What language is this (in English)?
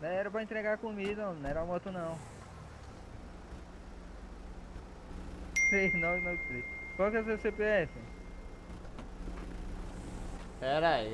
Portuguese